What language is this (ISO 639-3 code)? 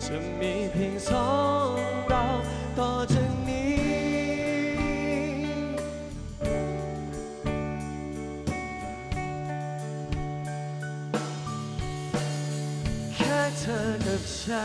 tha